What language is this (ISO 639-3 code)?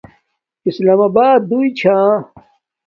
dmk